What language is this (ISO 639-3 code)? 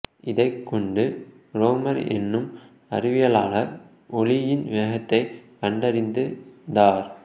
tam